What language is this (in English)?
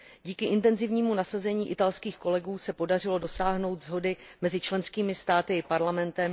Czech